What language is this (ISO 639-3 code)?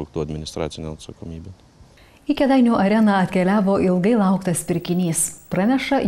lit